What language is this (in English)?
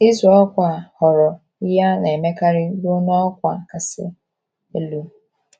Igbo